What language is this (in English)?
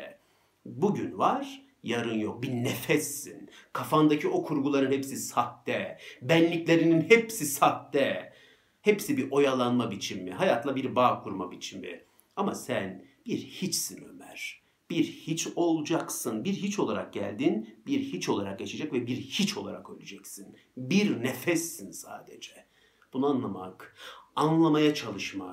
Turkish